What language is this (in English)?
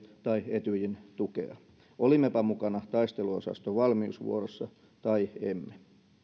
Finnish